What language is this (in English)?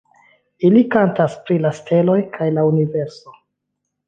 Esperanto